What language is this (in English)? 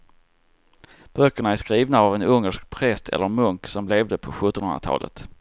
Swedish